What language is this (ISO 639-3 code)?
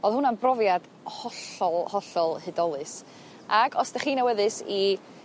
cym